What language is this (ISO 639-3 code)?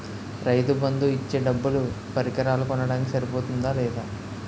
tel